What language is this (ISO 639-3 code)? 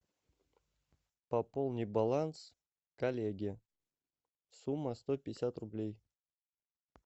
rus